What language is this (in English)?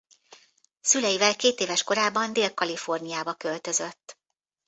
Hungarian